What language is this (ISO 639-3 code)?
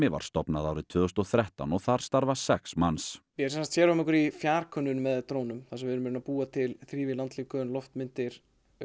isl